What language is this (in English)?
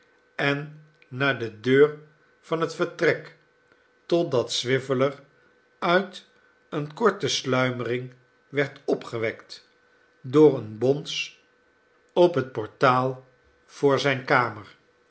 Dutch